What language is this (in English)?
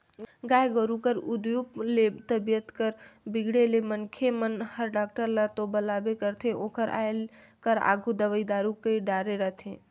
Chhattisgarhi